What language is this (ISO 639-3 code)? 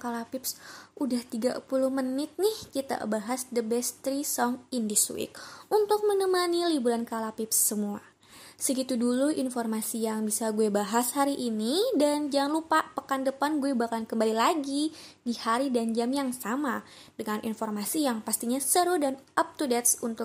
ind